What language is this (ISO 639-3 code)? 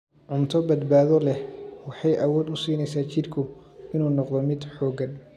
som